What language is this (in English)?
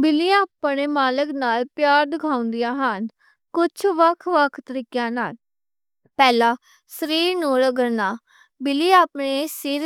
Western Panjabi